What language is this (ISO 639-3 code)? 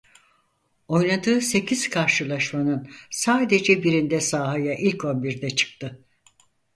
tur